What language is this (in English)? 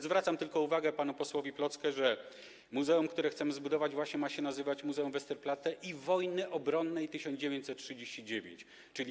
Polish